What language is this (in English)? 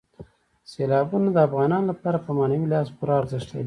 Pashto